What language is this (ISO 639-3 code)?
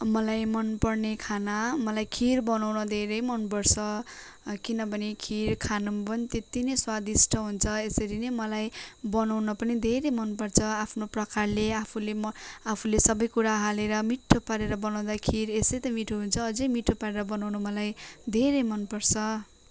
nep